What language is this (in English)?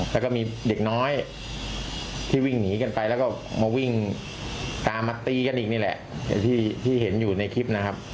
Thai